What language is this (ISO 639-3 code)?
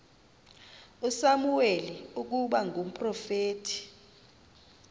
xho